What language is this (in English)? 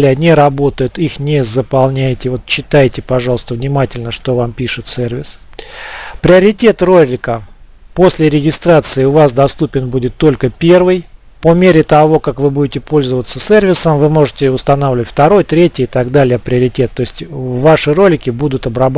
Russian